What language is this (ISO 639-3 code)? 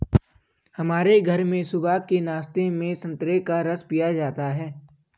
hin